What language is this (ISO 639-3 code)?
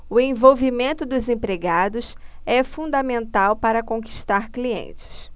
por